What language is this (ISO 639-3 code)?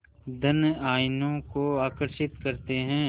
hin